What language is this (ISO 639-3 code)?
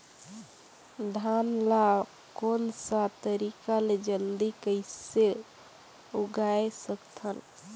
hne